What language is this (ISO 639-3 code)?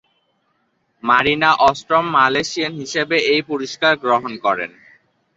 ben